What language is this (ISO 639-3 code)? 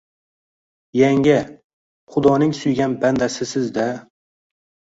uzb